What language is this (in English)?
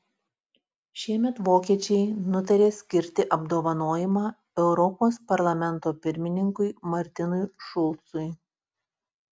Lithuanian